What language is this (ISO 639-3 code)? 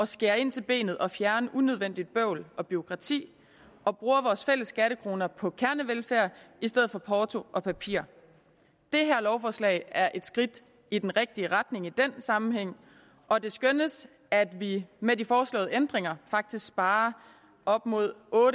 dan